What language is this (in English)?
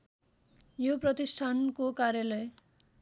Nepali